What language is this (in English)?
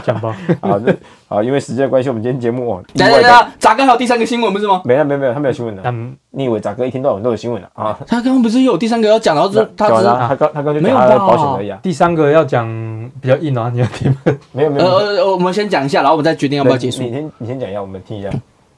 Chinese